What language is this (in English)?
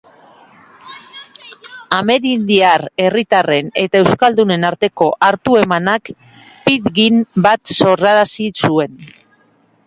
Basque